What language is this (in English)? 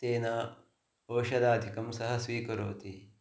Sanskrit